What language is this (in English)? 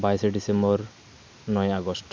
Santali